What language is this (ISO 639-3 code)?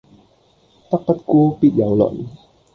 yue